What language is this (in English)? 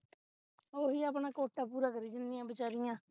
Punjabi